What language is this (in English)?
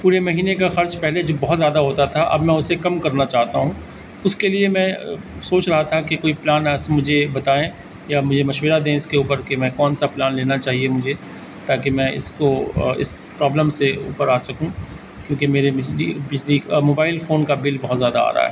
Urdu